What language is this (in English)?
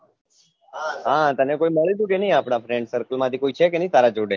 Gujarati